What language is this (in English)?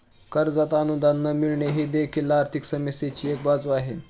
Marathi